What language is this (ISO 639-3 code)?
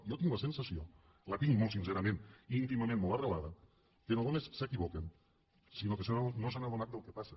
cat